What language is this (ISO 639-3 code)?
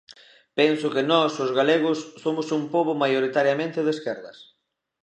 glg